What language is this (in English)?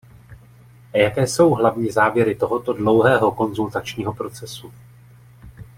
Czech